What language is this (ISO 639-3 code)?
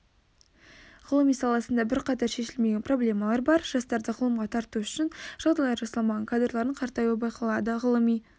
kaz